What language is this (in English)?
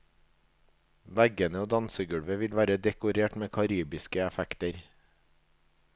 Norwegian